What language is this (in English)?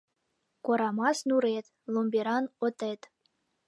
Mari